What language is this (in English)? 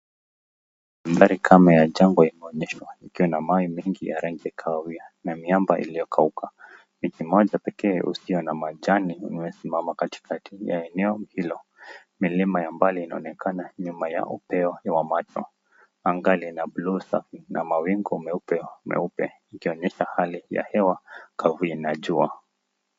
Swahili